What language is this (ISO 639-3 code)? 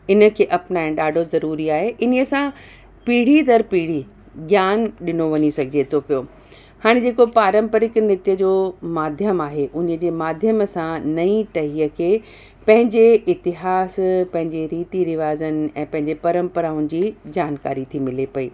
snd